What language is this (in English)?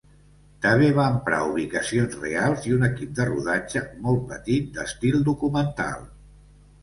Catalan